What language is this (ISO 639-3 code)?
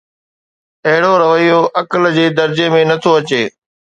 snd